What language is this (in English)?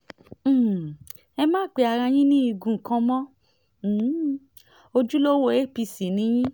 Yoruba